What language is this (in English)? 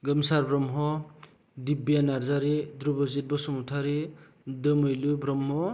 Bodo